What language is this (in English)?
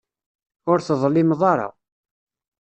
Kabyle